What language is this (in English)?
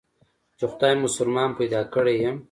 Pashto